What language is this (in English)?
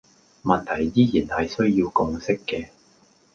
Cantonese